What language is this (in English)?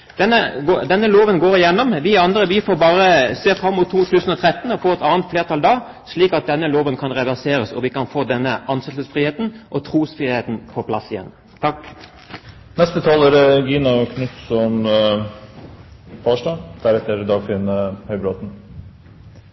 Norwegian Bokmål